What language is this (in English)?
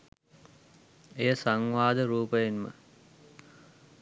Sinhala